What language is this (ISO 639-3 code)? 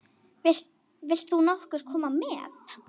isl